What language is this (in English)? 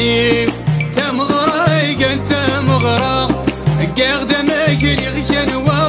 Arabic